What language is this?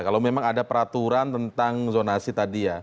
Indonesian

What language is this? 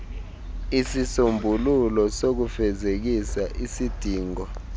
Xhosa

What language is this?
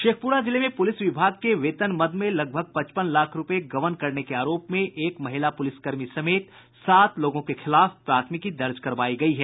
Hindi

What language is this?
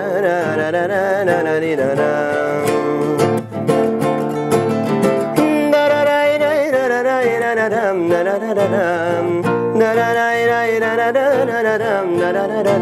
Turkish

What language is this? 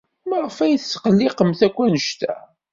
Kabyle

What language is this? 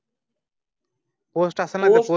Marathi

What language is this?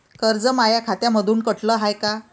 Marathi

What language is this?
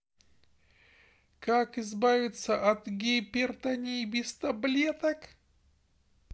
Russian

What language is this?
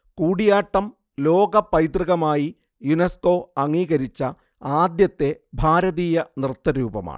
Malayalam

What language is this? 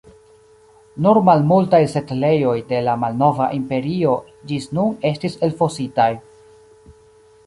Esperanto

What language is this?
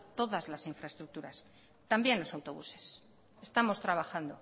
Spanish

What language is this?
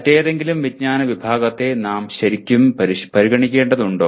Malayalam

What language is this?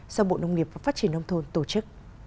Vietnamese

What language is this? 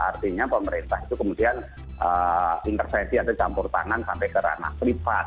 Indonesian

